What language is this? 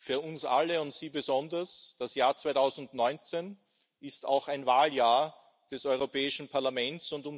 German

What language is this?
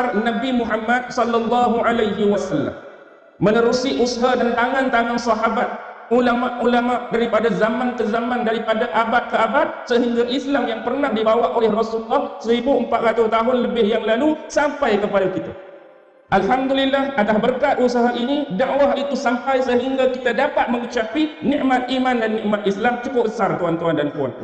Malay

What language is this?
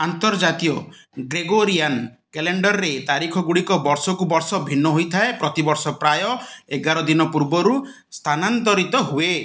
Odia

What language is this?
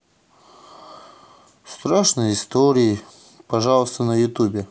Russian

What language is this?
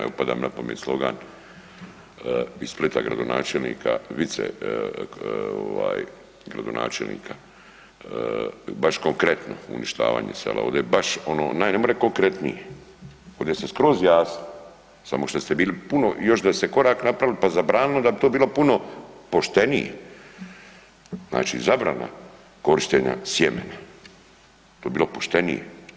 Croatian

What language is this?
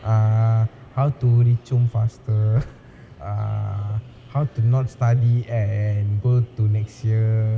English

